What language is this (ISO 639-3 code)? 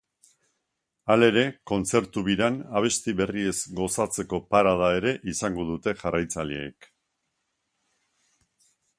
eus